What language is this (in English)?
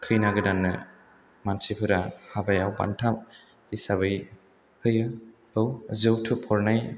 Bodo